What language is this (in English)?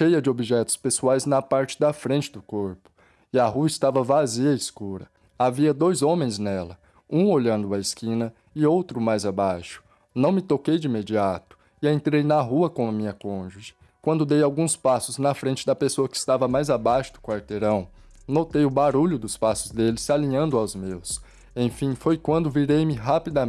Portuguese